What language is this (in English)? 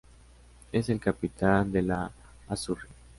Spanish